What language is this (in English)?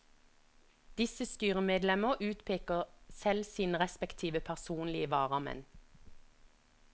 Norwegian